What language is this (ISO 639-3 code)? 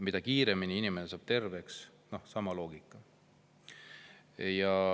est